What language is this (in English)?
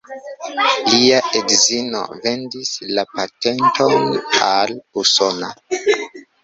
Esperanto